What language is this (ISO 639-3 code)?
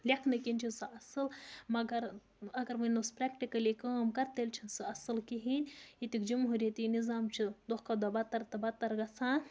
kas